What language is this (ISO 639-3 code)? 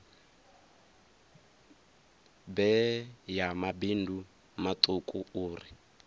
ven